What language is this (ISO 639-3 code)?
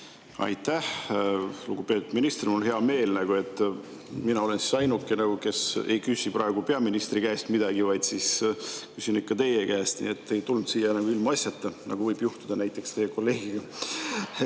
est